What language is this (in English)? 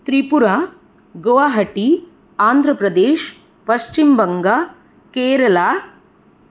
Sanskrit